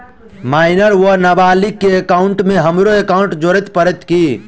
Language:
Maithili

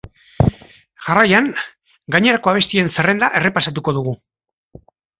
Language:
Basque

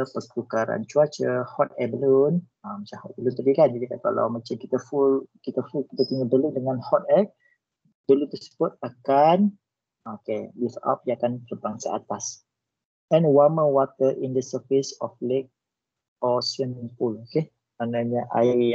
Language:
Malay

